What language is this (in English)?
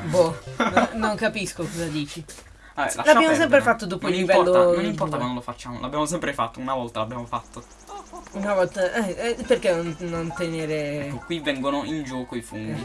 Italian